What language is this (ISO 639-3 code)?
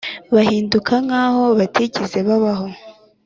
kin